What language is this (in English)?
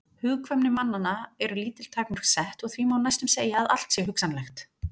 Icelandic